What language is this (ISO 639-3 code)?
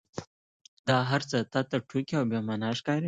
pus